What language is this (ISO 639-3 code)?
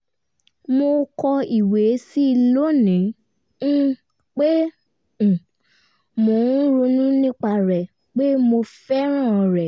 yor